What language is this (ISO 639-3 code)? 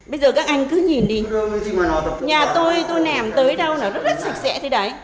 vie